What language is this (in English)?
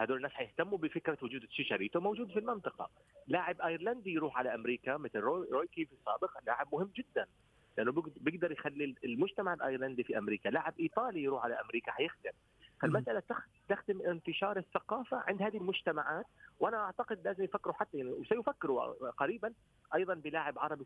Arabic